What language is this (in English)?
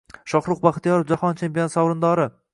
Uzbek